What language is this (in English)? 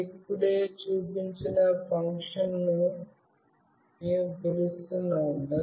Telugu